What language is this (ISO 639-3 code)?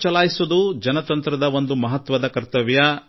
kan